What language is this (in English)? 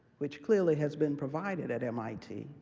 English